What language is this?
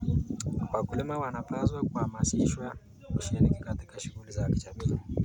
Kalenjin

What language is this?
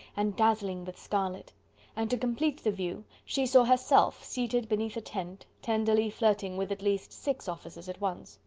English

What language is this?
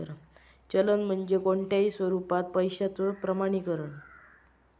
Marathi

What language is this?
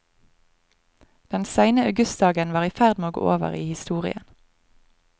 Norwegian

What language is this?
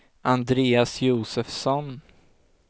Swedish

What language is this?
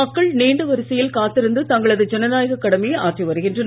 Tamil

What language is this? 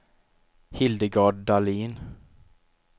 Swedish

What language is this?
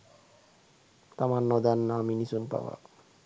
Sinhala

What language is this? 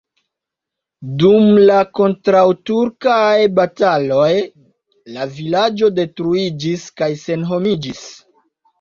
Esperanto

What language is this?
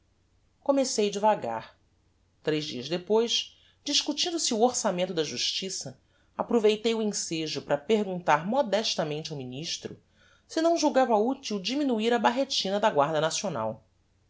Portuguese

